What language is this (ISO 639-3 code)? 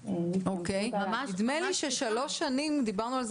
heb